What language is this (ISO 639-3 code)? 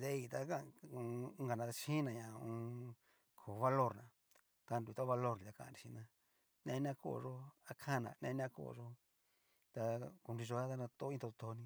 miu